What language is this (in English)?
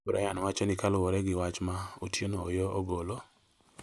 Luo (Kenya and Tanzania)